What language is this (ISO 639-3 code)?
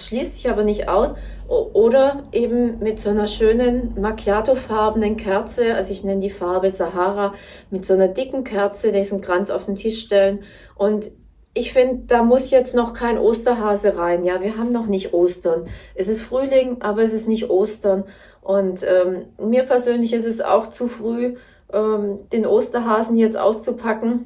deu